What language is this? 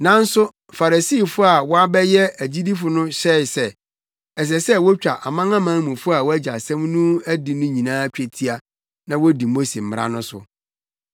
Akan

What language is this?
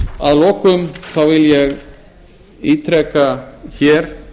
Icelandic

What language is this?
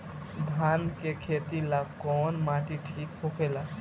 Bhojpuri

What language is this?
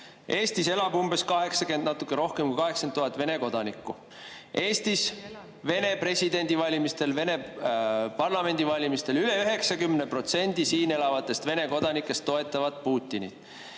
Estonian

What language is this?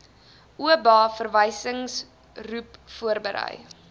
Afrikaans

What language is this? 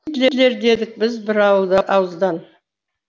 Kazakh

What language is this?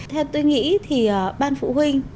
Vietnamese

